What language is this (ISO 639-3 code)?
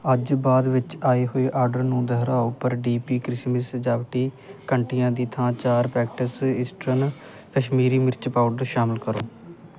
pan